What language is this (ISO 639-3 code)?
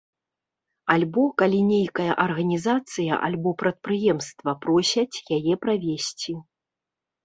bel